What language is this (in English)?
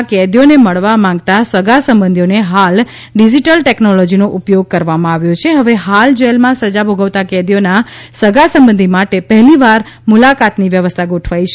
Gujarati